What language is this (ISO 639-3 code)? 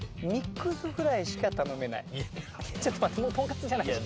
jpn